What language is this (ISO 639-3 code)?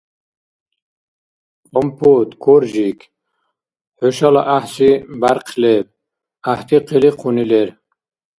dar